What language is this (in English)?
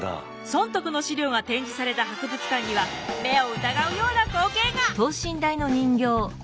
Japanese